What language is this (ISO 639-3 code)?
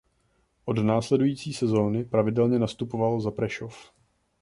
ces